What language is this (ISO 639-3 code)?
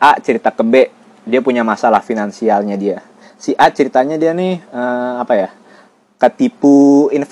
ind